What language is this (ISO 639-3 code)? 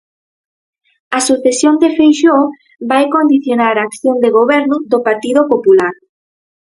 glg